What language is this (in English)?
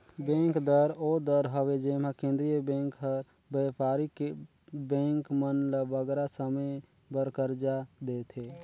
Chhattisgarhi